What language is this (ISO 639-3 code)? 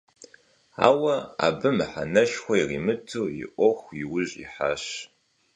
kbd